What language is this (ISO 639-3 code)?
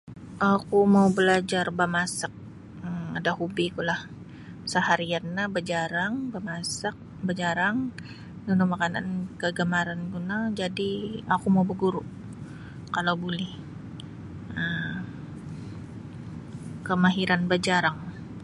bsy